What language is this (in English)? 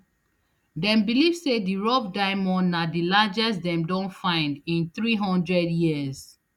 Nigerian Pidgin